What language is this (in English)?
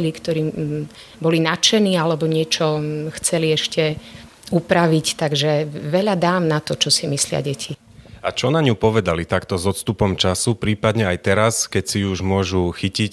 Slovak